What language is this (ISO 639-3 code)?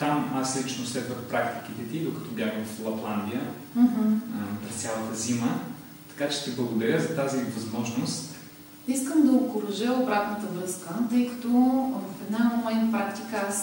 bul